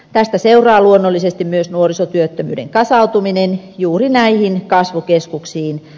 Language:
Finnish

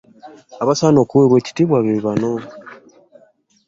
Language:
Ganda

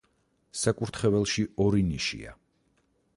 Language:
Georgian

